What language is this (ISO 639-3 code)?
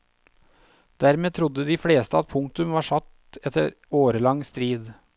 nor